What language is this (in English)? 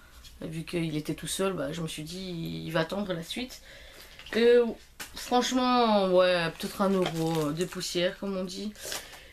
French